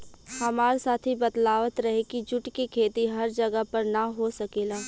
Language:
Bhojpuri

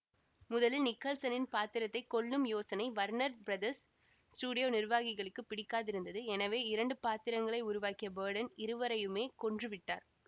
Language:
Tamil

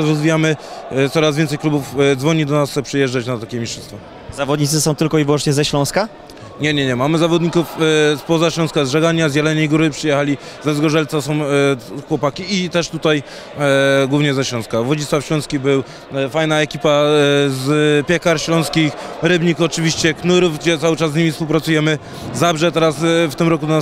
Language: Polish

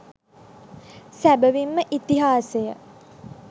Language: Sinhala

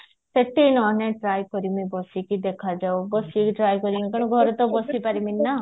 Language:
Odia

